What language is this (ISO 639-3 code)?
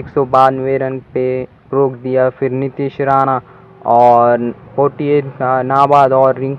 hin